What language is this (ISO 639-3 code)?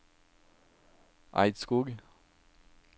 nor